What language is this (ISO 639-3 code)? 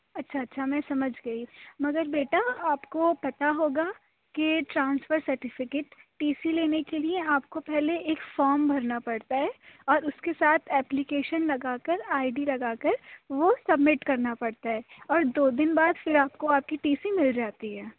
urd